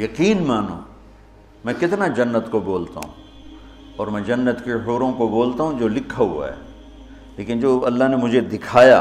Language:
Urdu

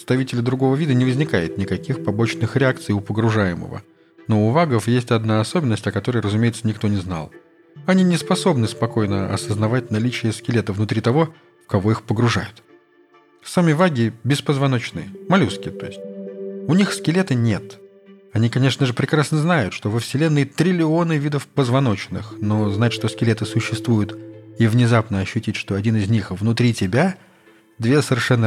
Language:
Russian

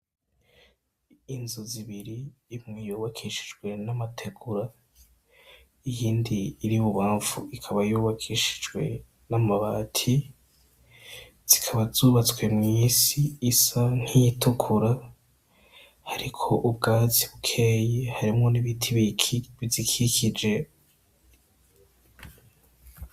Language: Rundi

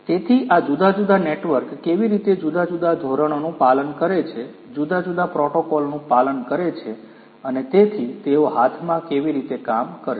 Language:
Gujarati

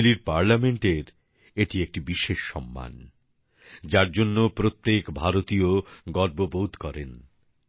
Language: Bangla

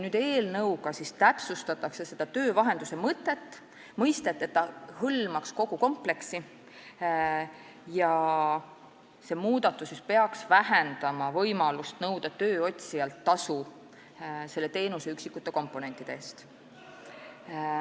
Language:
Estonian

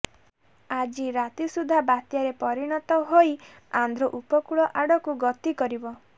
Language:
Odia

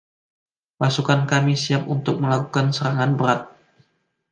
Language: Indonesian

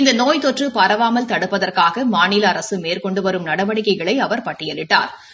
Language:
Tamil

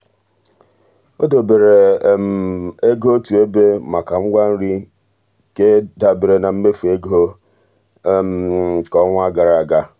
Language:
Igbo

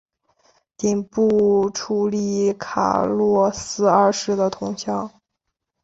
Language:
Chinese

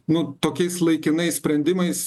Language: Lithuanian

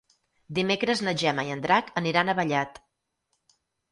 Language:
Catalan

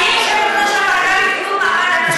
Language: Hebrew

